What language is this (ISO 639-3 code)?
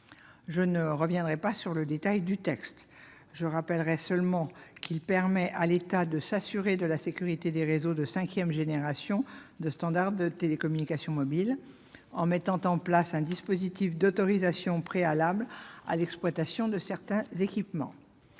fra